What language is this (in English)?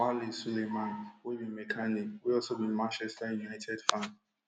Nigerian Pidgin